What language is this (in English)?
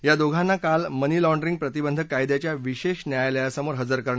Marathi